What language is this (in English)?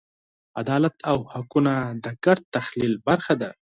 Pashto